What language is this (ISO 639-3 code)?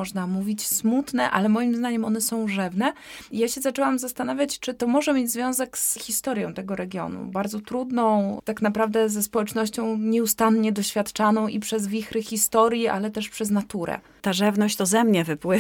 pol